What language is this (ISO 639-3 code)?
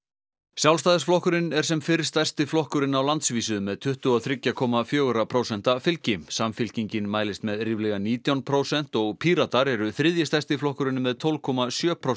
isl